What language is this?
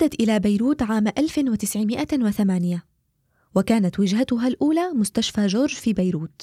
Arabic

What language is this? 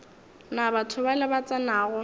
Northern Sotho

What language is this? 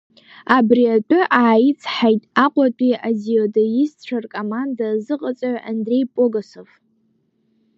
Abkhazian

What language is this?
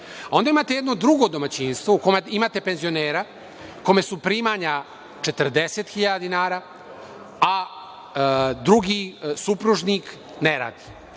Serbian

